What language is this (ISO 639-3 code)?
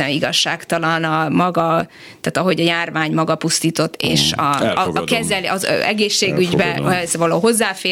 hun